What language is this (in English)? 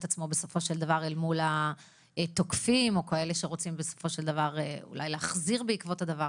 Hebrew